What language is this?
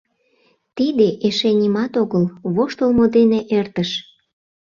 Mari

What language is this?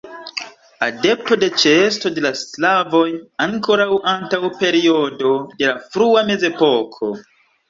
Esperanto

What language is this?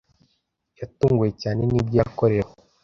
Kinyarwanda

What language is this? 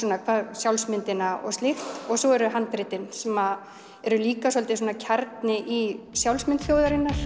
Icelandic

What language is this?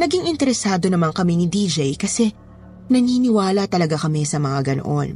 Filipino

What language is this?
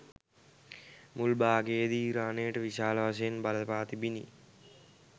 Sinhala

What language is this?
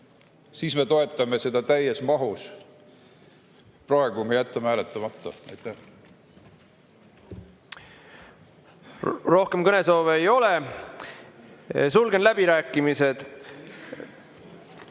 Estonian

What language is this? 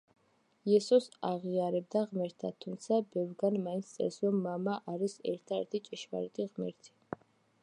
Georgian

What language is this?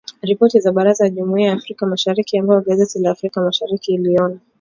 Swahili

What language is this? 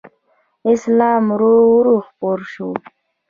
Pashto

